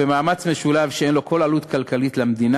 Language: Hebrew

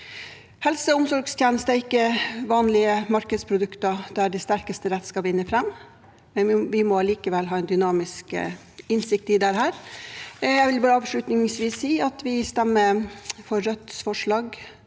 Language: Norwegian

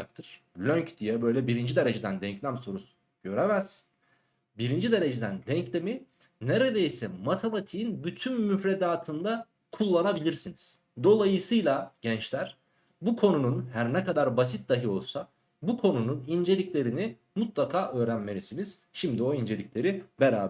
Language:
Turkish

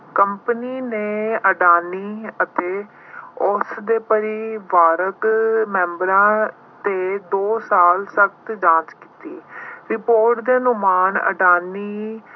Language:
Punjabi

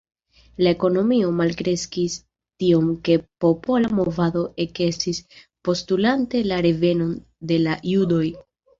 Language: Esperanto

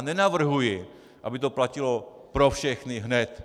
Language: Czech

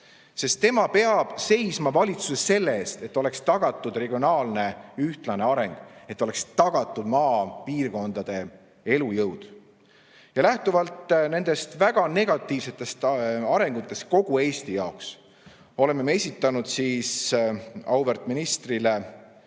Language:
Estonian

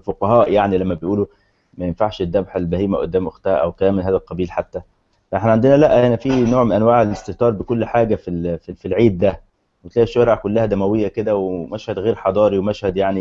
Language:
Arabic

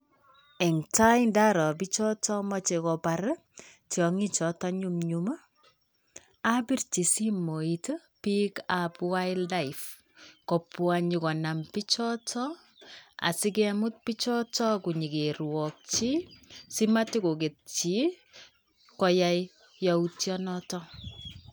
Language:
Kalenjin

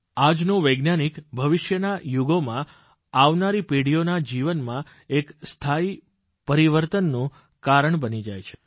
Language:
Gujarati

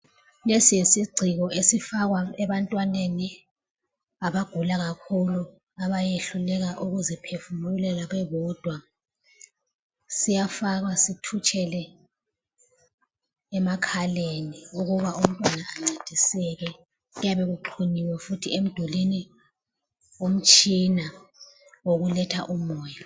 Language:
North Ndebele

